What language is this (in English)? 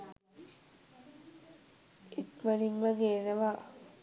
Sinhala